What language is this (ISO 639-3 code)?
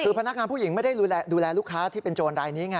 tha